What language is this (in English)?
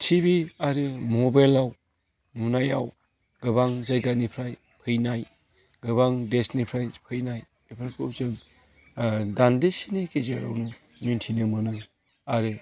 Bodo